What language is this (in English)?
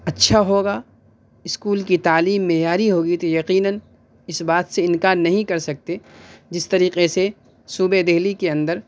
Urdu